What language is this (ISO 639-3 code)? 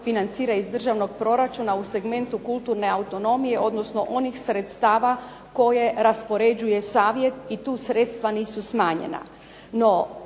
hrv